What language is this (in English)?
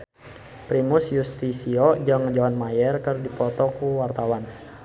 Sundanese